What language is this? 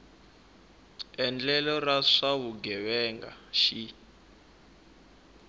Tsonga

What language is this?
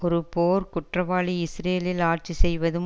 Tamil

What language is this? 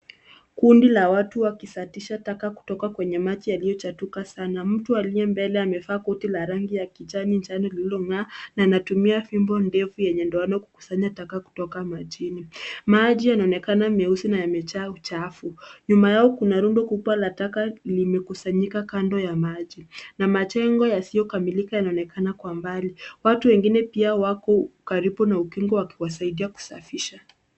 Swahili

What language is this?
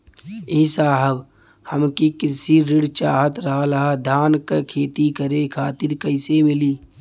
Bhojpuri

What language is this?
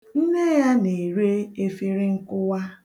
Igbo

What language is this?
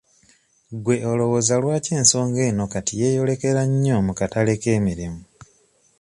Ganda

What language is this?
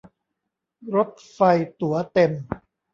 Thai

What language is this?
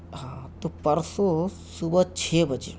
Urdu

